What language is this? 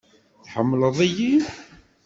Kabyle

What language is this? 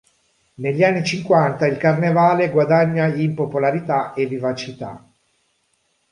Italian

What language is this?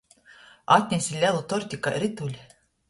Latgalian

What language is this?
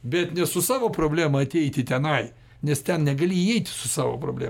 Lithuanian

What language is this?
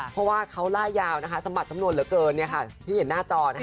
Thai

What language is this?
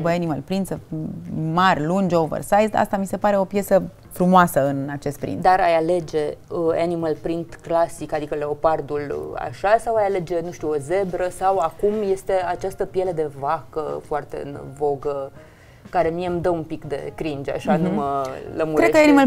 Romanian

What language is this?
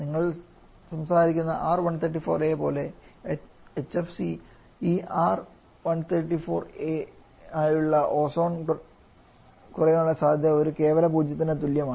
Malayalam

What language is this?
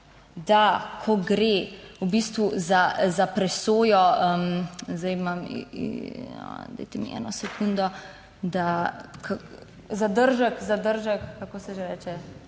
Slovenian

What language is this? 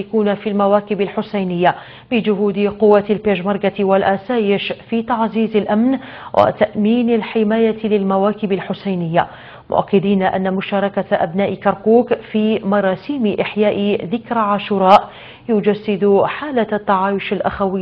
Arabic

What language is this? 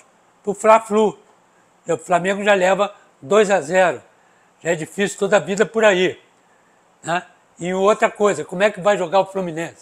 Portuguese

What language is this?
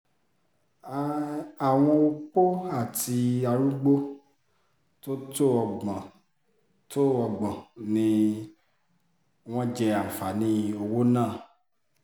Yoruba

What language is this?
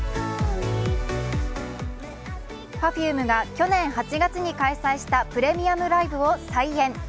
Japanese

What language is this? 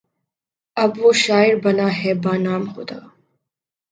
Urdu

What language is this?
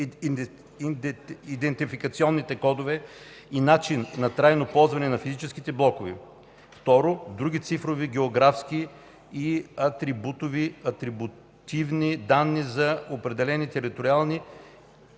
Bulgarian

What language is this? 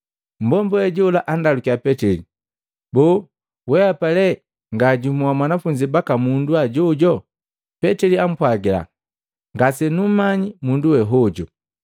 Matengo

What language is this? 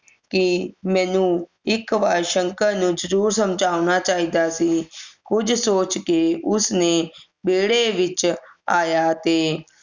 Punjabi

